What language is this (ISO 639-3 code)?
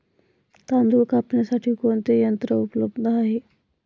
mar